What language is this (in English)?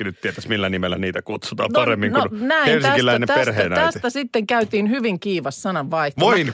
Finnish